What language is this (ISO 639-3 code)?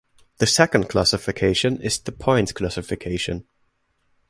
eng